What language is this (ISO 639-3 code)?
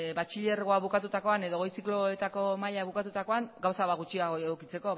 eus